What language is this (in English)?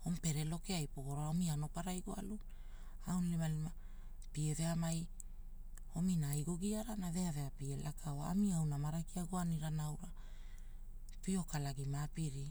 Hula